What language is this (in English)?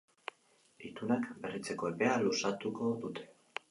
Basque